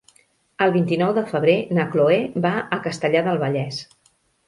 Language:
Catalan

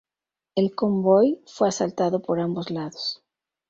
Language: Spanish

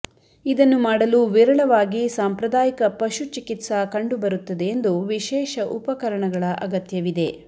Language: Kannada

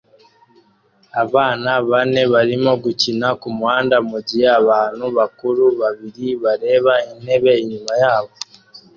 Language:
Kinyarwanda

